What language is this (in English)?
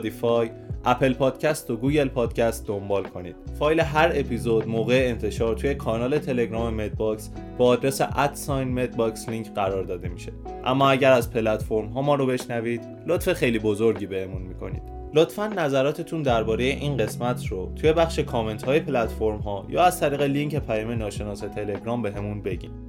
Persian